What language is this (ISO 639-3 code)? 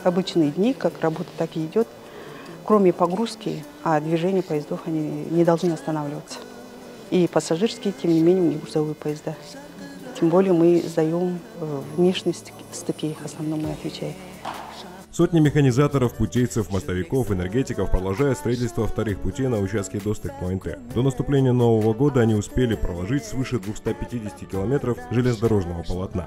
rus